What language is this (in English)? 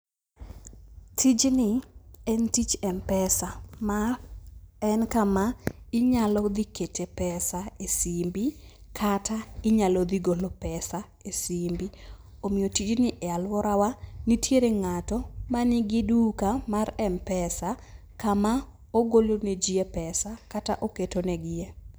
Luo (Kenya and Tanzania)